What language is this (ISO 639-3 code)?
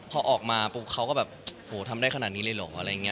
tha